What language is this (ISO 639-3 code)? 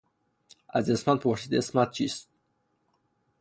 fas